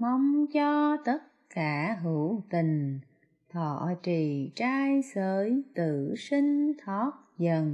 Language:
Vietnamese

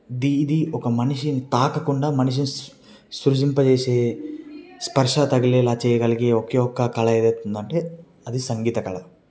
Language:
Telugu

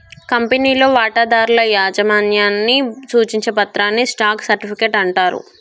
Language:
Telugu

